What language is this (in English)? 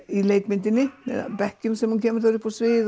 Icelandic